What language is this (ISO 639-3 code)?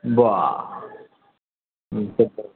mai